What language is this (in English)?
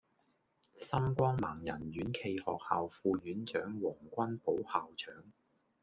Cantonese